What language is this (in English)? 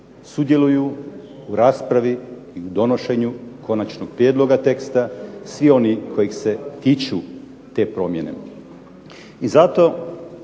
Croatian